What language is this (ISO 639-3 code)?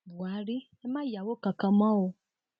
yor